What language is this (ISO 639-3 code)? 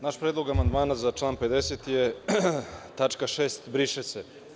srp